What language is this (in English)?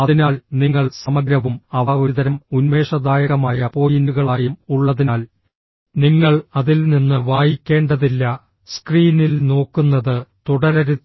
Malayalam